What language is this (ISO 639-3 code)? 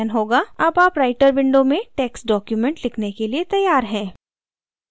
hin